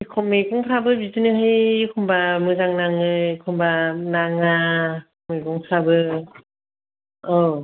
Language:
Bodo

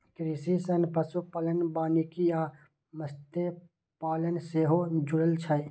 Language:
Maithili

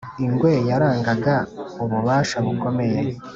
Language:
Kinyarwanda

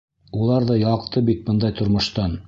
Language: Bashkir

